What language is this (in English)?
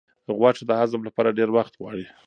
Pashto